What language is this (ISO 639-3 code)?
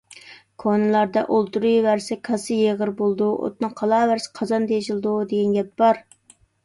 uig